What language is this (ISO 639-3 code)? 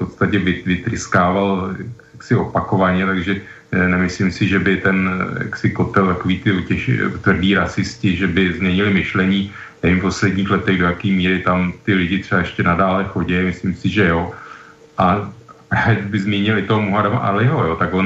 ces